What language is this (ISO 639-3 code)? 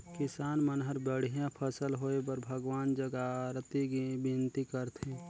hne